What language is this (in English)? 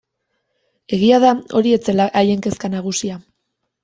Basque